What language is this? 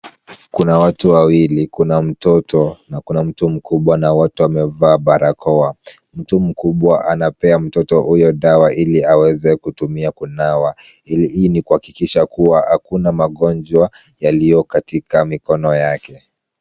Swahili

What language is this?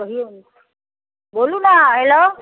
Maithili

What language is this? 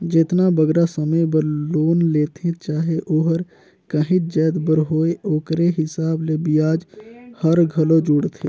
Chhattisgarhi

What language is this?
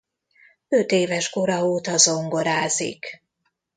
Hungarian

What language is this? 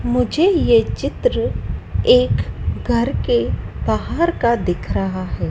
Hindi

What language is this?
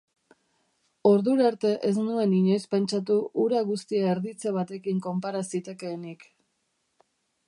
Basque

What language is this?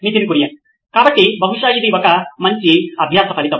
Telugu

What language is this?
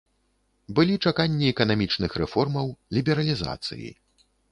Belarusian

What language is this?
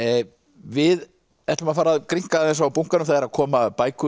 Icelandic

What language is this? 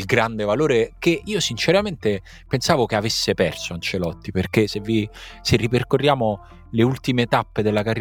Italian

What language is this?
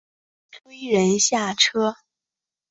Chinese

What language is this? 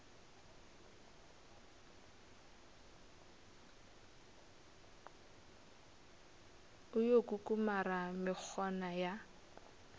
Northern Sotho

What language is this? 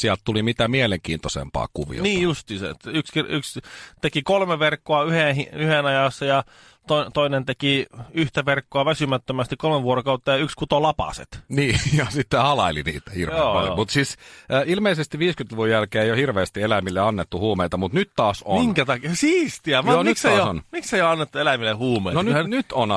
Finnish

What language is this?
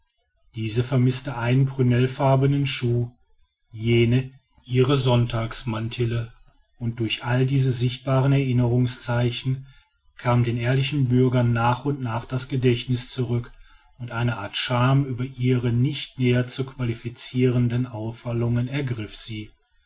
German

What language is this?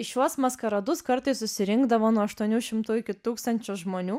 Lithuanian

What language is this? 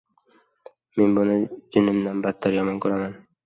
Uzbek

